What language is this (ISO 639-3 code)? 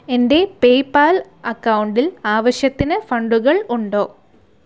mal